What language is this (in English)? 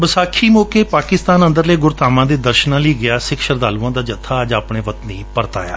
Punjabi